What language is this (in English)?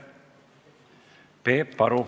Estonian